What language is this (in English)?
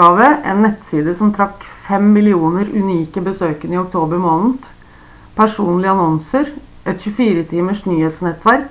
Norwegian Bokmål